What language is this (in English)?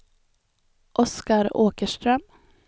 Swedish